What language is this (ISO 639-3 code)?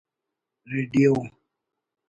brh